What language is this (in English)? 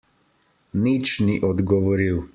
Slovenian